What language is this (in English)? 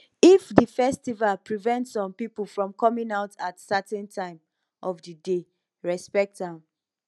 Nigerian Pidgin